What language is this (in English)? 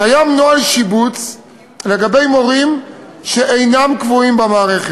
Hebrew